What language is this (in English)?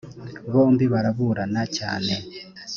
Kinyarwanda